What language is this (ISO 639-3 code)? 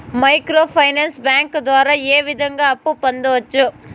tel